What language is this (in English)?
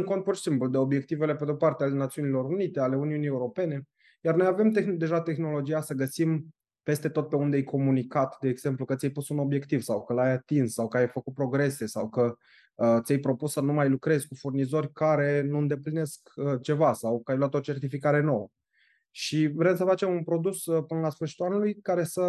Romanian